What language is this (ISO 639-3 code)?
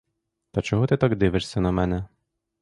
ukr